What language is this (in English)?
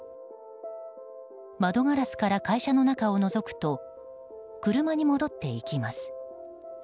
Japanese